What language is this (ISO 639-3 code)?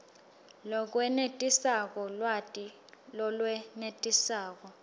ssw